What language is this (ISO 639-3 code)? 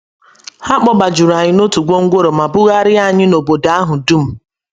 ibo